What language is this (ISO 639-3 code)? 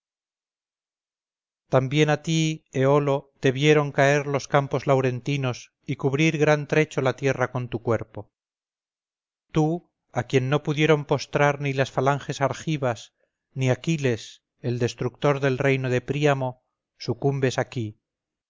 spa